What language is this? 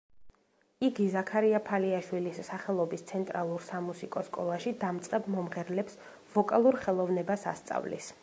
Georgian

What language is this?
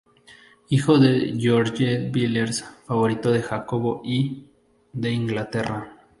Spanish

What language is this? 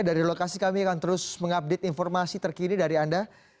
Indonesian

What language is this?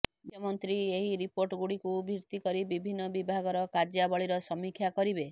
Odia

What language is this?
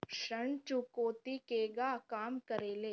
Bhojpuri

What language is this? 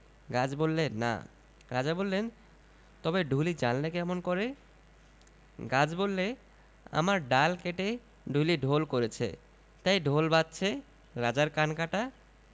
Bangla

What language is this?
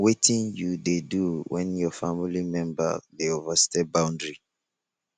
Nigerian Pidgin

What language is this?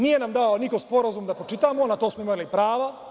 Serbian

